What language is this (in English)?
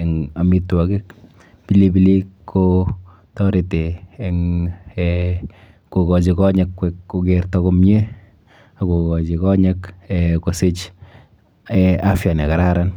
Kalenjin